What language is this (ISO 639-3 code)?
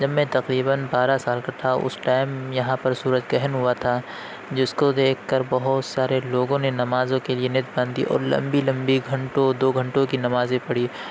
urd